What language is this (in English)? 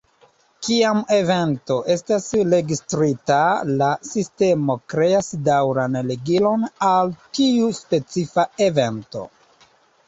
Esperanto